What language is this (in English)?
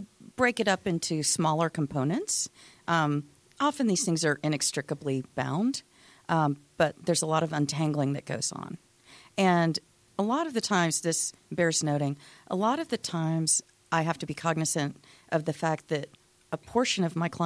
English